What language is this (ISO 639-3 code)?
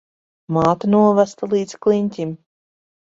lav